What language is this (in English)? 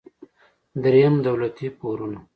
Pashto